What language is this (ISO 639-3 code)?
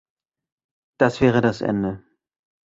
deu